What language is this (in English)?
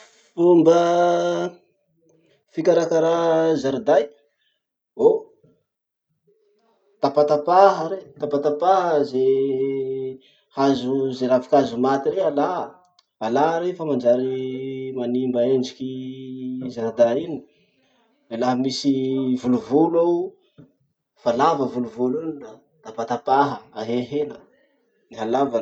Masikoro Malagasy